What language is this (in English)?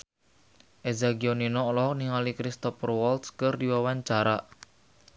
Sundanese